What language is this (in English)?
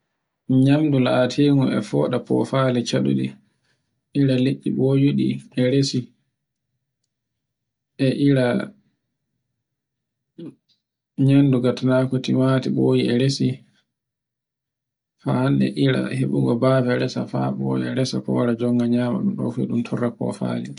Borgu Fulfulde